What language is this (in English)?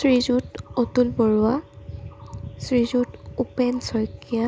Assamese